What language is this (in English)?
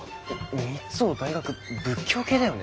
Japanese